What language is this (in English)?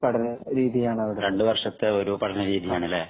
Malayalam